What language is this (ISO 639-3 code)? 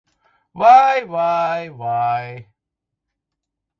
lav